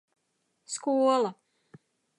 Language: Latvian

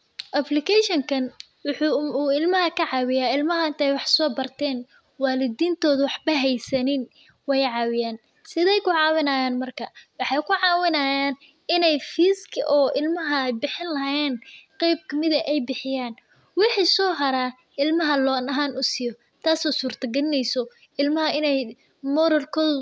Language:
Somali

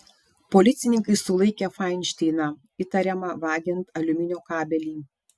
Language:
Lithuanian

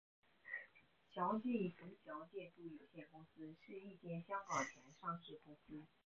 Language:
Chinese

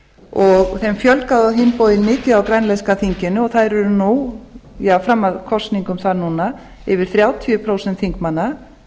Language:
Icelandic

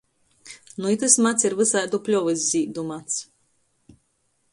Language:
Latgalian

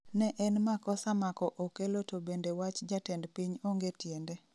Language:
Luo (Kenya and Tanzania)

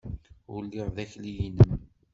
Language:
Kabyle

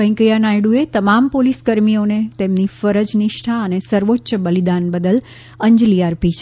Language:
Gujarati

